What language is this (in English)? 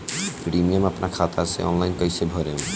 Bhojpuri